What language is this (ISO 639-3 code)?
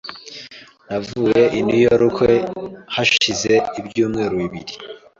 kin